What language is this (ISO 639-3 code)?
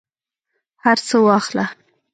pus